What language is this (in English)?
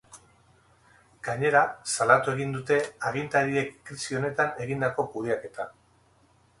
Basque